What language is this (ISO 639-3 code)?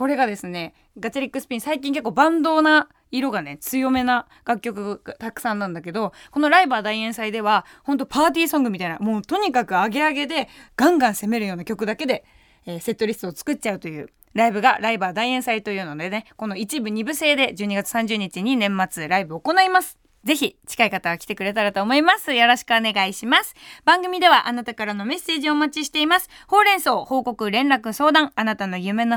jpn